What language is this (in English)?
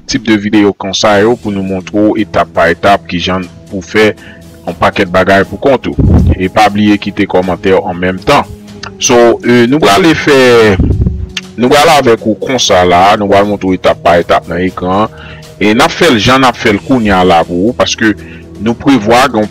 French